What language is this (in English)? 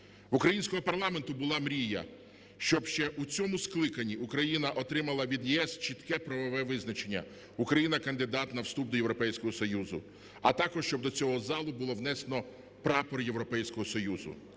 Ukrainian